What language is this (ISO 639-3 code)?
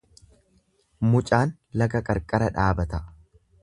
orm